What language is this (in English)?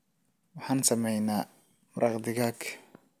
Somali